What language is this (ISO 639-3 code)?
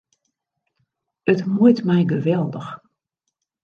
fry